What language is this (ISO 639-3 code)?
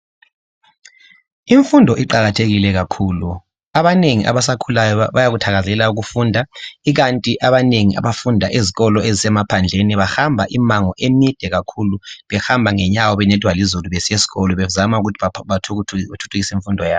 nde